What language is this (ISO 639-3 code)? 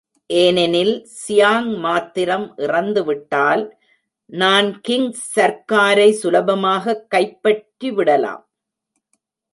tam